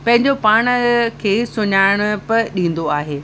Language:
Sindhi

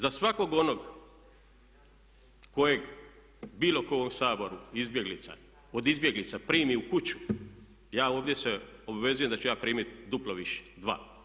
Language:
Croatian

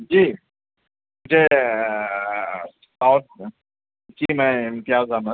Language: Urdu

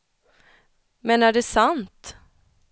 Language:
Swedish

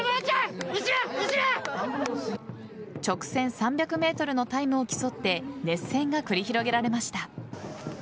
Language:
Japanese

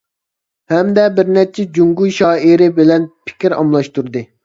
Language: Uyghur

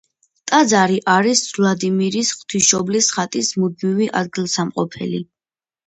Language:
Georgian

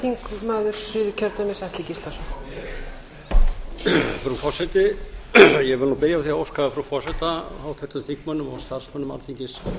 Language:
Icelandic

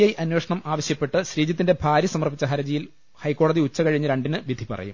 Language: Malayalam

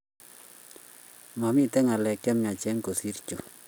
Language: Kalenjin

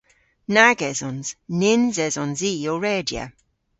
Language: Cornish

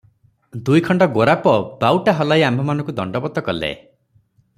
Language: Odia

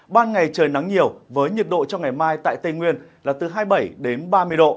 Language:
Vietnamese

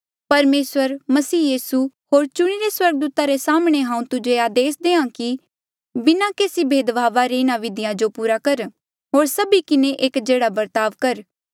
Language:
Mandeali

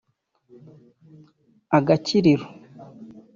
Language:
Kinyarwanda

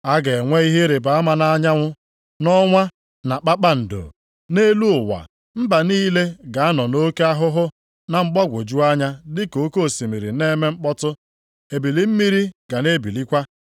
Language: Igbo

